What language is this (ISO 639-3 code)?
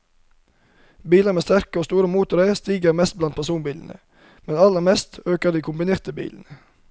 nor